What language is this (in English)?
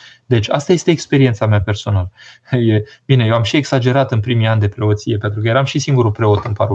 Romanian